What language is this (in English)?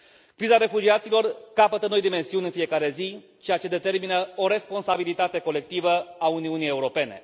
Romanian